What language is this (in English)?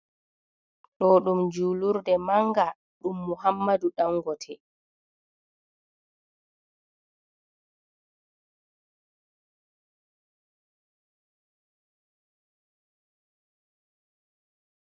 Fula